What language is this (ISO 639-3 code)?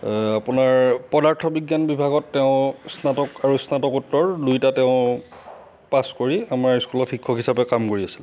asm